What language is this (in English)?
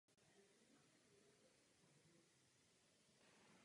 Czech